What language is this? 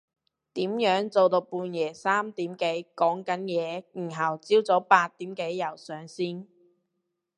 Cantonese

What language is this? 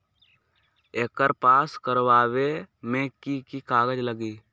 Magahi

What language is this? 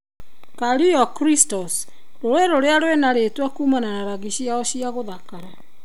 Kikuyu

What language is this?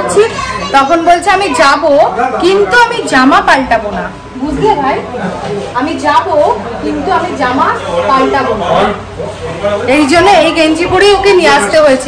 Hindi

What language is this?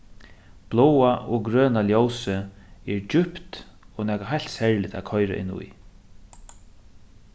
Faroese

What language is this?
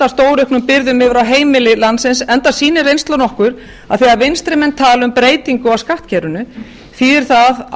Icelandic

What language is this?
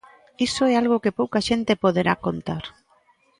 Galician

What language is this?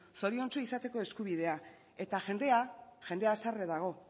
Basque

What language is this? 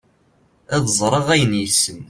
Kabyle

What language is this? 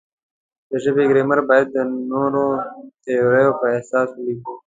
Pashto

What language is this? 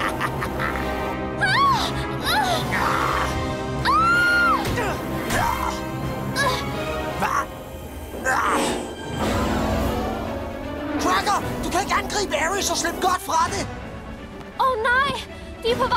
Danish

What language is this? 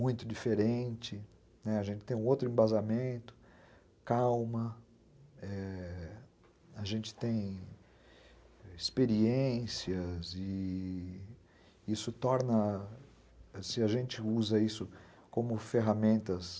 Portuguese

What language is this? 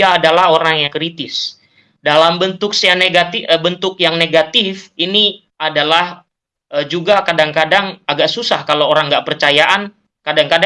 Indonesian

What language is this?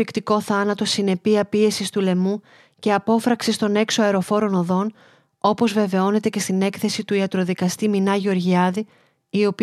Greek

